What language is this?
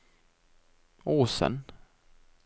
Norwegian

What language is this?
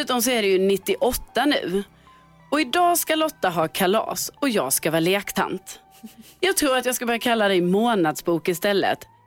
Swedish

